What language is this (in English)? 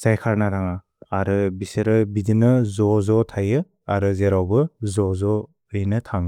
Bodo